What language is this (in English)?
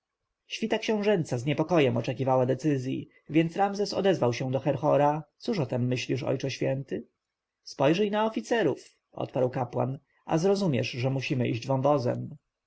Polish